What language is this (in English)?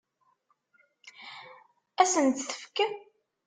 Kabyle